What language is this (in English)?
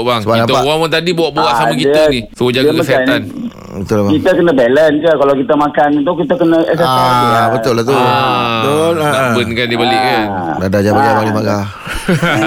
Malay